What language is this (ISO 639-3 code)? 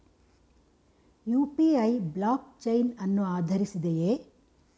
kan